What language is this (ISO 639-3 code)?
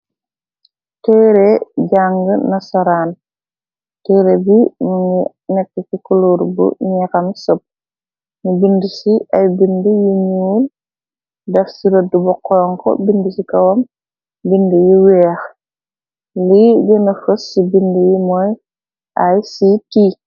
wol